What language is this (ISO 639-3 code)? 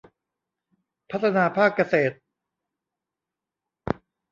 tha